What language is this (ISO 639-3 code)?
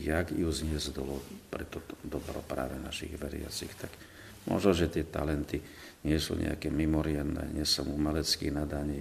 slk